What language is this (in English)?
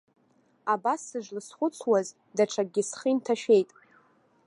Abkhazian